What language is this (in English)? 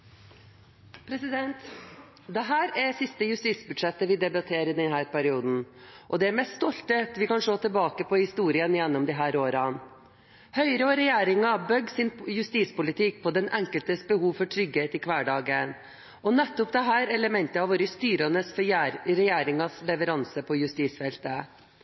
Norwegian Bokmål